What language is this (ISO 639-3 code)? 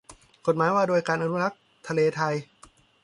tha